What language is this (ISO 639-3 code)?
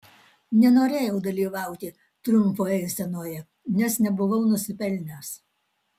lit